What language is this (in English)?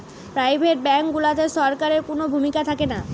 Bangla